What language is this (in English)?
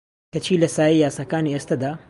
Central Kurdish